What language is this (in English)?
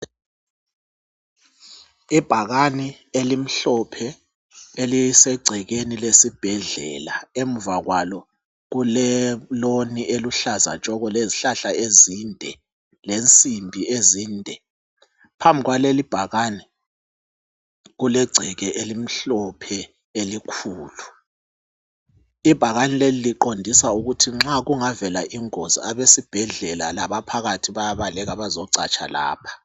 North Ndebele